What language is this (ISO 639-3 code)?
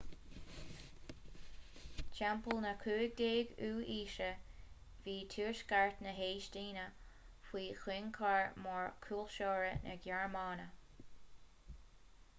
gle